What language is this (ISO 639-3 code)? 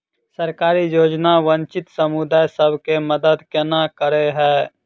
mai